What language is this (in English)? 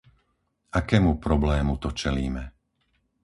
Slovak